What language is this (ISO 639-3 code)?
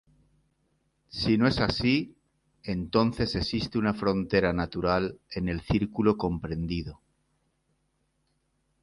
spa